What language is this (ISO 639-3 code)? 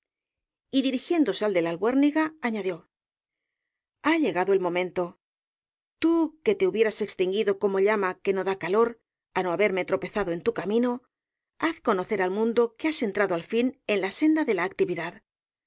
spa